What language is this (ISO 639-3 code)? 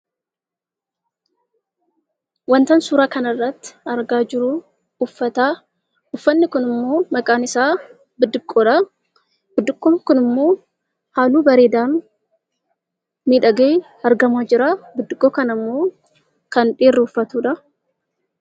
orm